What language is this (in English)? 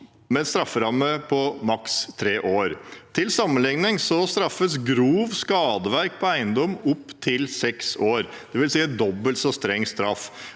Norwegian